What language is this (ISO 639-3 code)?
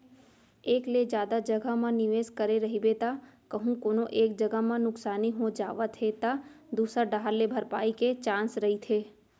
hne